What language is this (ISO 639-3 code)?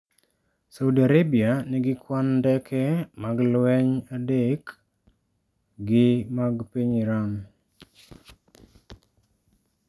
luo